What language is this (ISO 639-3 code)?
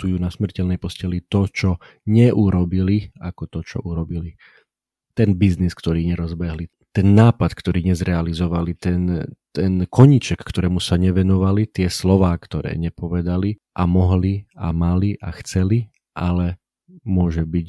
slk